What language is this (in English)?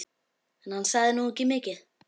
Icelandic